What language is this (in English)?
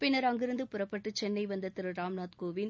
Tamil